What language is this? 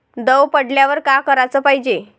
Marathi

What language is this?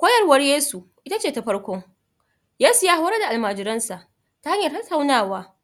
Hausa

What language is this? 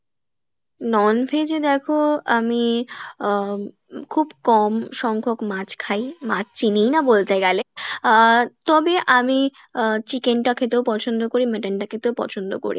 Bangla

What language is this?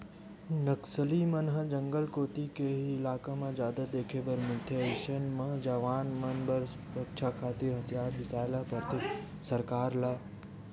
Chhattisgarhi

